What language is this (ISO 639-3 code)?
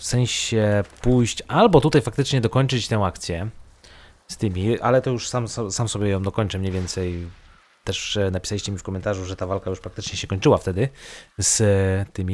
pol